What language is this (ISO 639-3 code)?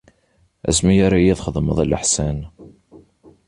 kab